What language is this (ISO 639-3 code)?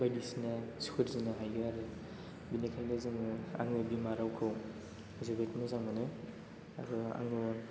brx